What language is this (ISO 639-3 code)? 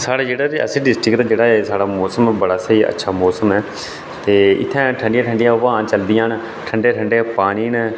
doi